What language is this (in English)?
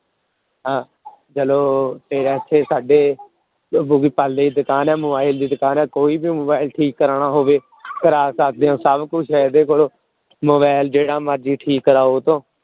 Punjabi